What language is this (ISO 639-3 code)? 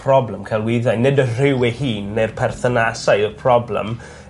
cym